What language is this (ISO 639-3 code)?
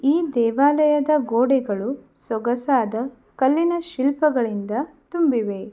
kan